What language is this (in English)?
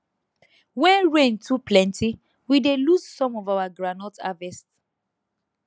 Nigerian Pidgin